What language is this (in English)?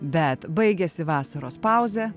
Lithuanian